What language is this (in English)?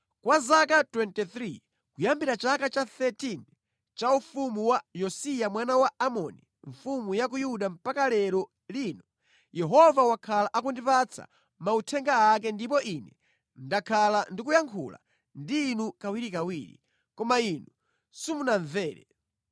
Nyanja